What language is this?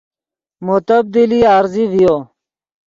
Yidgha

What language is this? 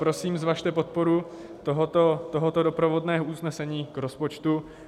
Czech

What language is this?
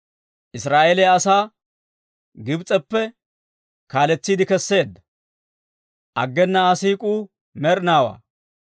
Dawro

